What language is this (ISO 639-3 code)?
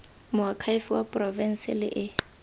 tsn